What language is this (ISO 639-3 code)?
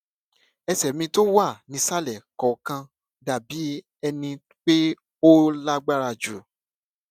yor